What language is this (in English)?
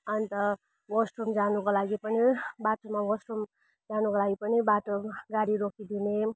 Nepali